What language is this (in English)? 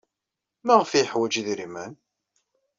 Kabyle